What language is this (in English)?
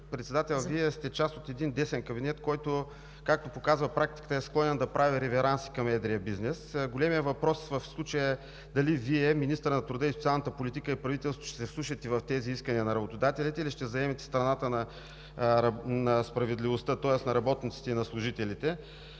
Bulgarian